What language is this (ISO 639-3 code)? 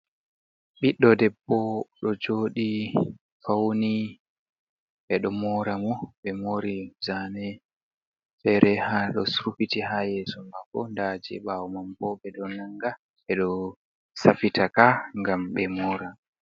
ful